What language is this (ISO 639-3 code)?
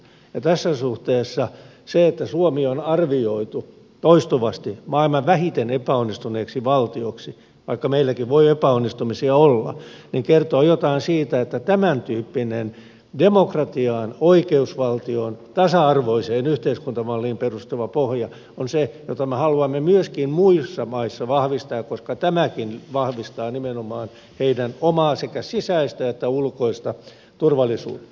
fin